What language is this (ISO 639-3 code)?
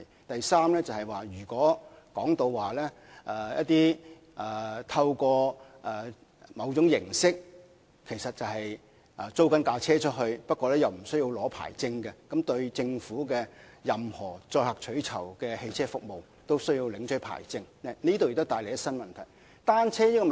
yue